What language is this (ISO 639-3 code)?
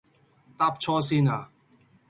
yue